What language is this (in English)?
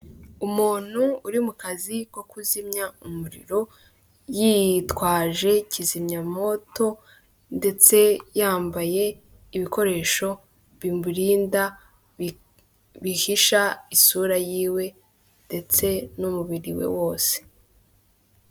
Kinyarwanda